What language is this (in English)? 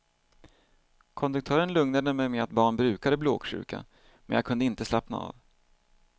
Swedish